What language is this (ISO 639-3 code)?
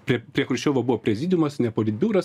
lit